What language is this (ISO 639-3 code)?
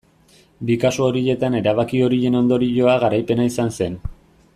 eus